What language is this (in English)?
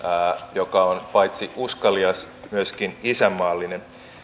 Finnish